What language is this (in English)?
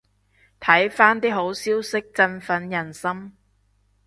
Cantonese